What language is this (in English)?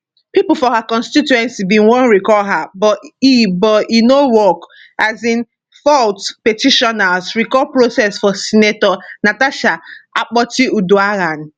Nigerian Pidgin